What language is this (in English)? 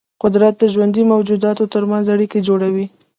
Pashto